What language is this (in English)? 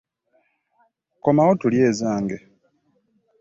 Ganda